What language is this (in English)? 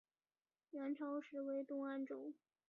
Chinese